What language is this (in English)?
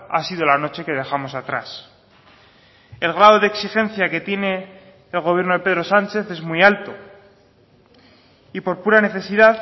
Spanish